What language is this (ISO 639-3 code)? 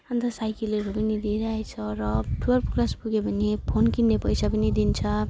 nep